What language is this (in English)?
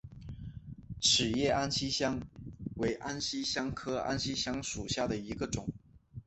Chinese